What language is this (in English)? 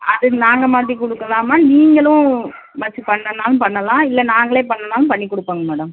Tamil